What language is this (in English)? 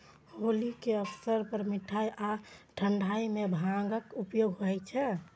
Maithili